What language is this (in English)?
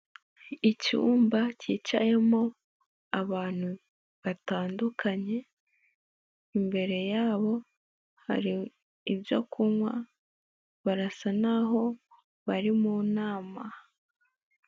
Kinyarwanda